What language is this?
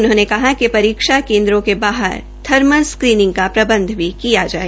Hindi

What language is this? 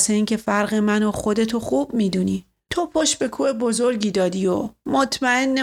Persian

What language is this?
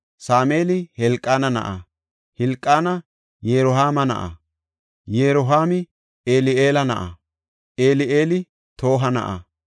Gofa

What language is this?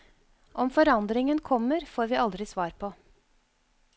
Norwegian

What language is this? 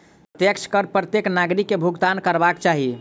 Maithili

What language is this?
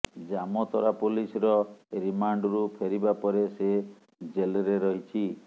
Odia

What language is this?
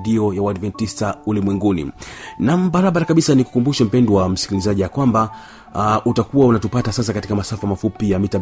Swahili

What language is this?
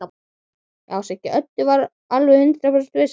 Icelandic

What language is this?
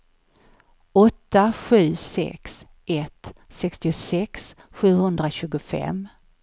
Swedish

